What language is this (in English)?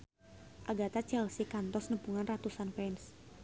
Sundanese